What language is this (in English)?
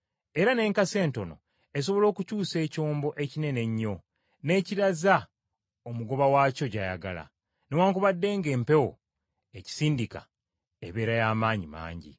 Ganda